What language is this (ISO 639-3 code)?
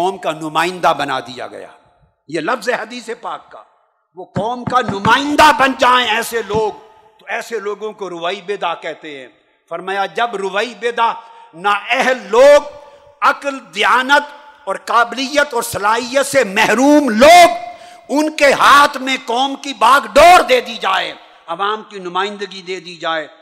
urd